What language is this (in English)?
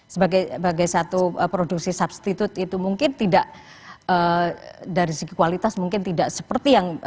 Indonesian